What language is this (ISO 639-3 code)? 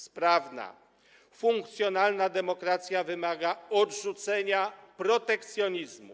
pol